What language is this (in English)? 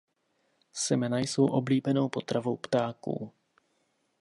Czech